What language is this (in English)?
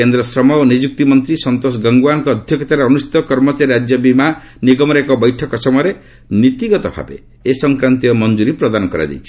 Odia